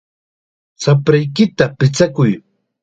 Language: Chiquián Ancash Quechua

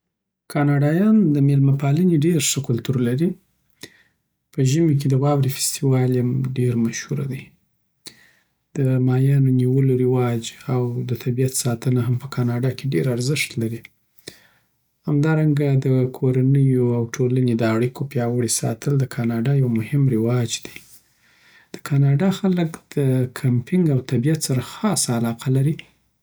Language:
Southern Pashto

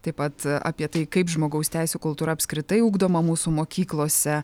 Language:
Lithuanian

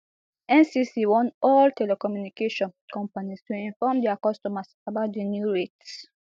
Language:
Nigerian Pidgin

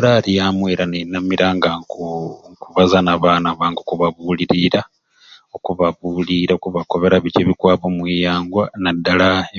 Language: Ruuli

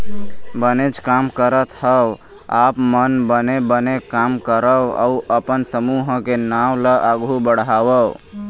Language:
Chhattisgarhi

